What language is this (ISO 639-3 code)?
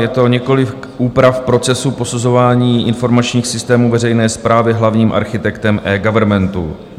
ces